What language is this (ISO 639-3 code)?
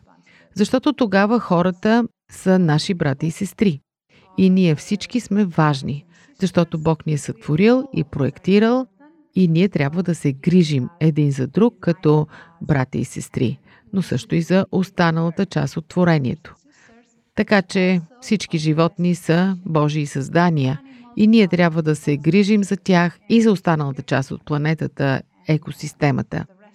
bul